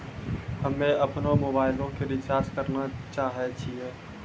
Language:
Maithili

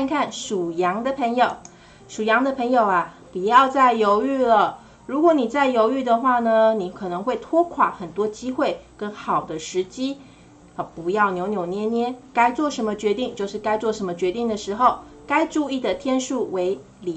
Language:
Chinese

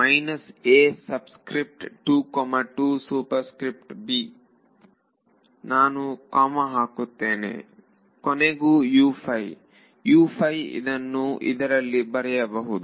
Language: Kannada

